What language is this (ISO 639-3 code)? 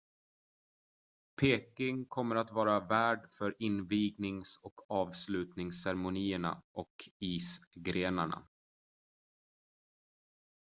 swe